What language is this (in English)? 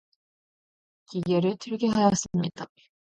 Korean